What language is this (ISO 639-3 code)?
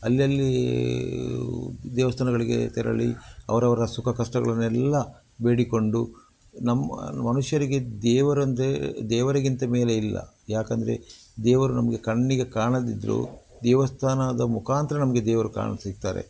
kan